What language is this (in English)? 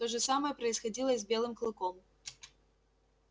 Russian